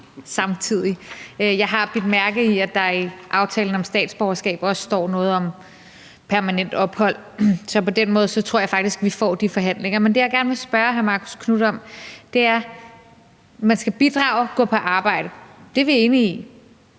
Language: Danish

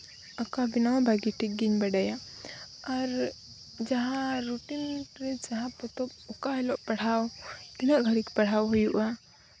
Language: Santali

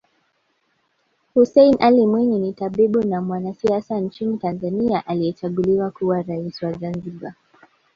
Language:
Swahili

